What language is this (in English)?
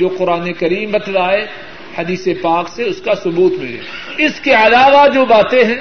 Urdu